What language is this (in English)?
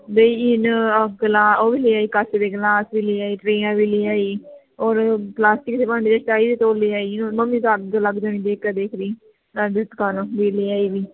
Punjabi